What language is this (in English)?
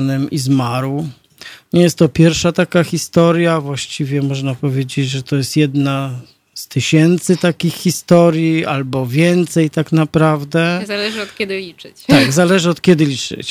Polish